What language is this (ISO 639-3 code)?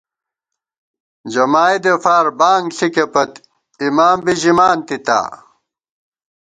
gwt